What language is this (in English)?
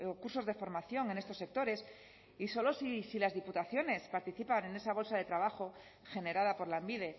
Spanish